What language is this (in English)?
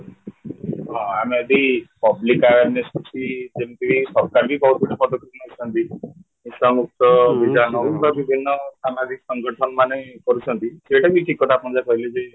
Odia